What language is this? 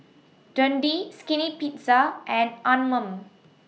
English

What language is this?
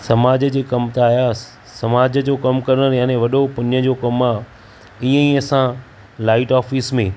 Sindhi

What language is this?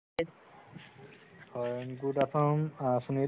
Assamese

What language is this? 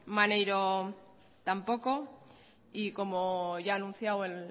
Spanish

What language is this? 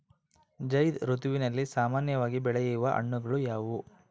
Kannada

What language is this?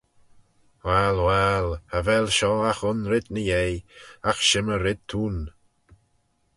Manx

